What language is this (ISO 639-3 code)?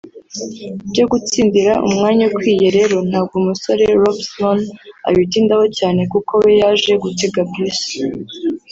kin